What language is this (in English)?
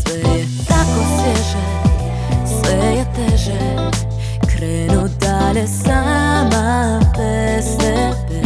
Croatian